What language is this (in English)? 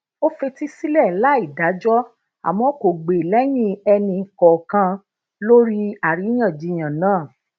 Yoruba